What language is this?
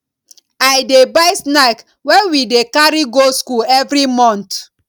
Nigerian Pidgin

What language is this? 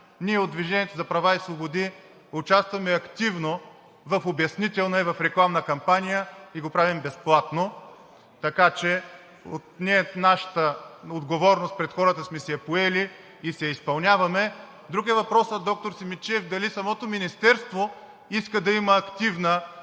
Bulgarian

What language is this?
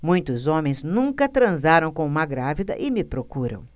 Portuguese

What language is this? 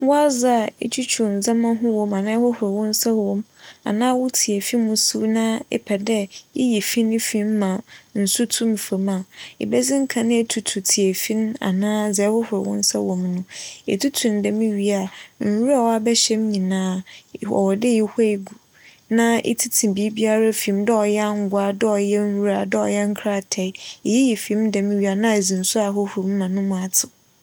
Akan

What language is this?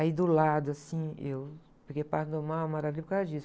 Portuguese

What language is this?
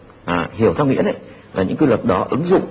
Vietnamese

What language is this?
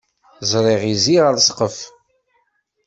Kabyle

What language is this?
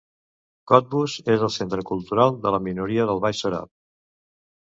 Catalan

